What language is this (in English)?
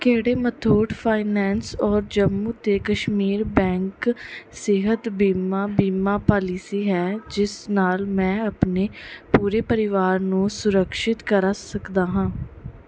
Punjabi